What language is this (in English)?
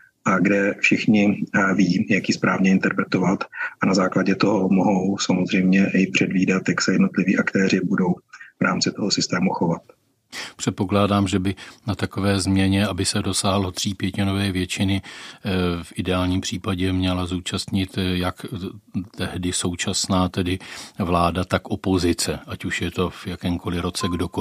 Czech